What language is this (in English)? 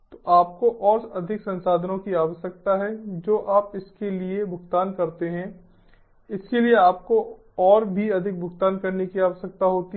Hindi